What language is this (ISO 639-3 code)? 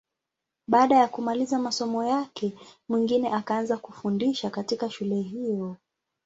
swa